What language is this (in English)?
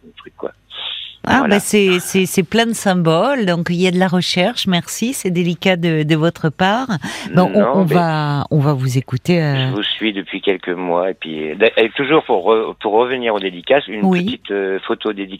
French